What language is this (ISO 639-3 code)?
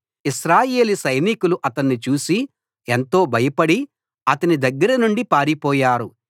tel